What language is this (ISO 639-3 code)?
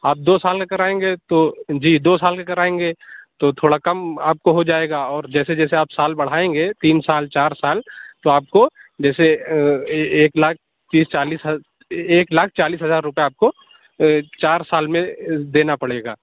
urd